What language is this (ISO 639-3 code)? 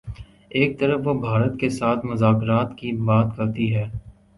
urd